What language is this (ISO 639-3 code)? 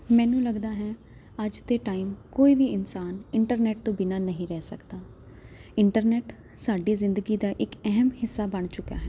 pan